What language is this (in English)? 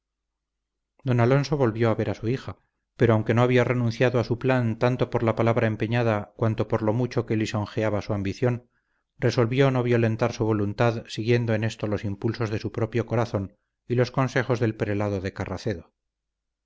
Spanish